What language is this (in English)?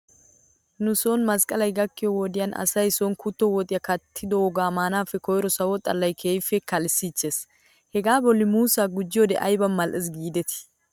Wolaytta